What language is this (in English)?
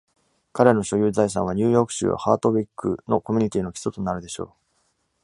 Japanese